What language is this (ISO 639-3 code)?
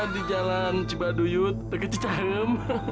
ind